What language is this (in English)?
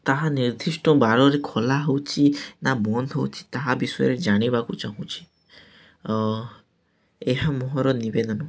Odia